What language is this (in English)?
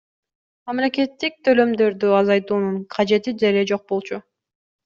Kyrgyz